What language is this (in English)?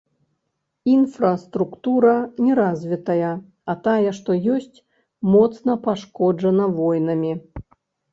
Belarusian